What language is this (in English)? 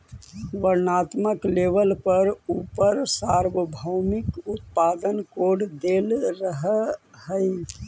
Magahi